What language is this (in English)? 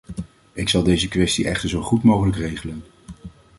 Dutch